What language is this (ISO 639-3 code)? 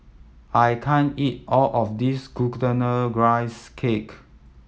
eng